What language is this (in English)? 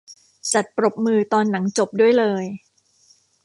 Thai